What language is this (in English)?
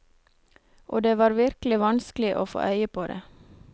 Norwegian